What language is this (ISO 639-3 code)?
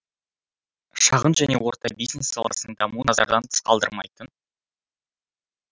kaz